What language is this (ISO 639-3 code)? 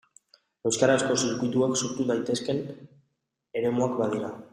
eus